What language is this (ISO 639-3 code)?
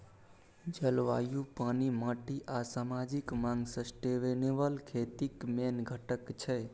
mai